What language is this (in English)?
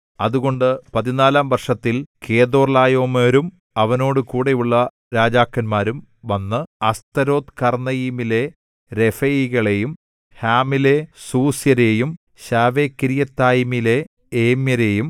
Malayalam